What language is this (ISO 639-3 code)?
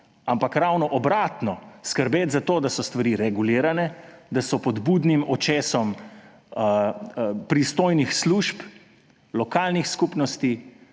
slv